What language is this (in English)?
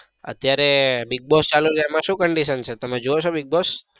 Gujarati